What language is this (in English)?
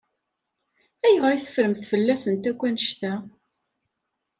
Kabyle